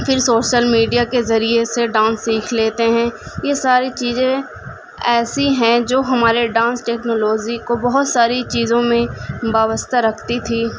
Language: Urdu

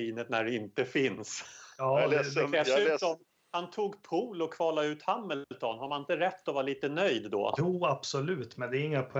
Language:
Swedish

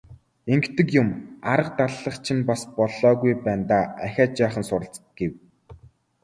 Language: Mongolian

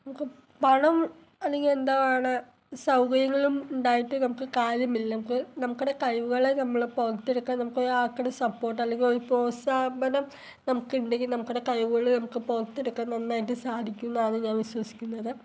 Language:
Malayalam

